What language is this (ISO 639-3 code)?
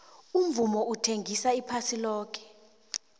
nbl